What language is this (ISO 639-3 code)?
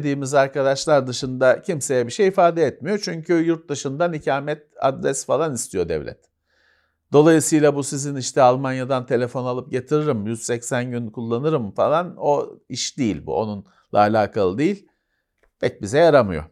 tur